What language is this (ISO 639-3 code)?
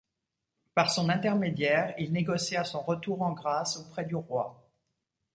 fra